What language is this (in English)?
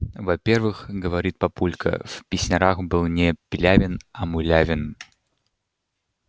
Russian